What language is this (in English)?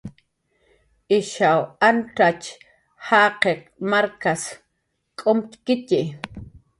Jaqaru